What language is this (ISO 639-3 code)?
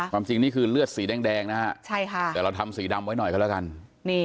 tha